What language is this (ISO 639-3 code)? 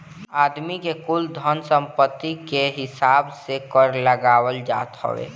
bho